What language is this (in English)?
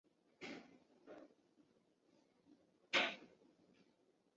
Chinese